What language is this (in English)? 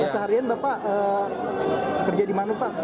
Indonesian